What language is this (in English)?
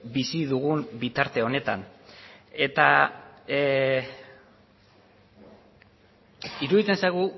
Basque